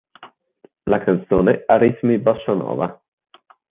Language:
Italian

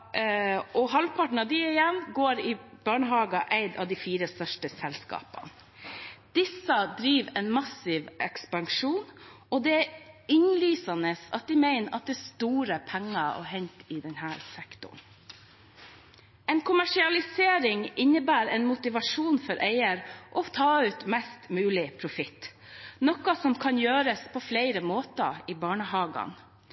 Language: Norwegian Bokmål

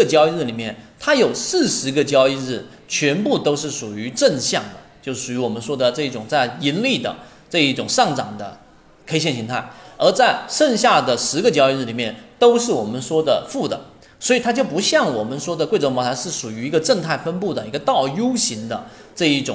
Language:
Chinese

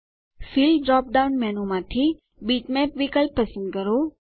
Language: Gujarati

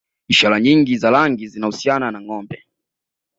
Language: Swahili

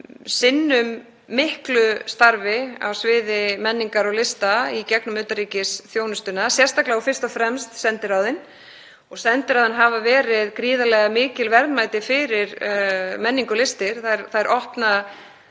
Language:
Icelandic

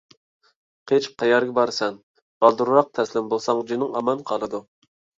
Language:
Uyghur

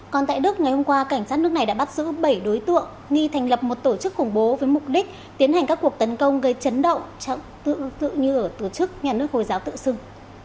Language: Vietnamese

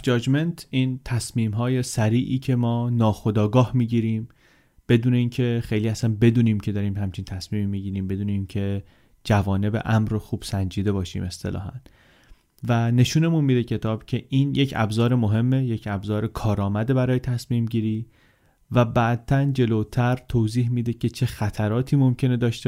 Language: Persian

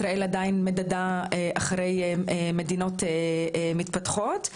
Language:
Hebrew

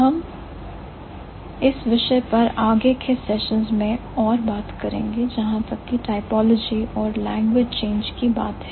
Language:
Hindi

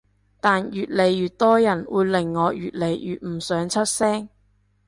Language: Cantonese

